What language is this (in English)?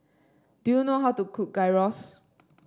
English